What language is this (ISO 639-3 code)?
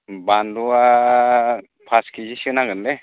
brx